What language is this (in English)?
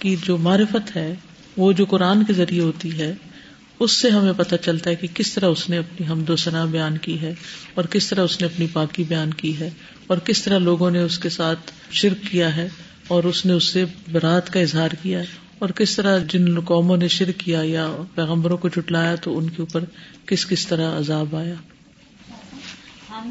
Urdu